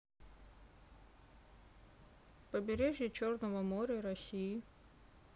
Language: Russian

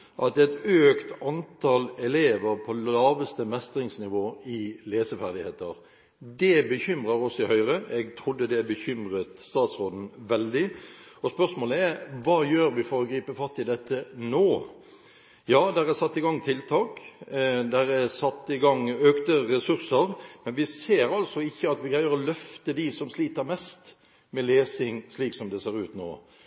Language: Norwegian Bokmål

